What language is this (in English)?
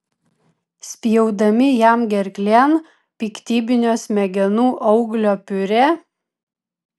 Lithuanian